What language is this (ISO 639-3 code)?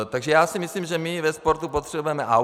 ces